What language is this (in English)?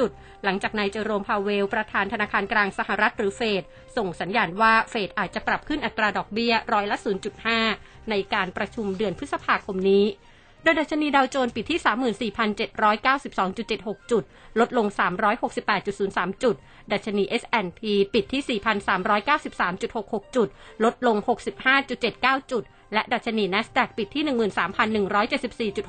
Thai